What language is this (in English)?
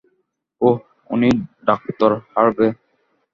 Bangla